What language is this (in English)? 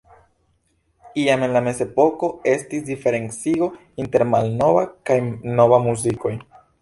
Esperanto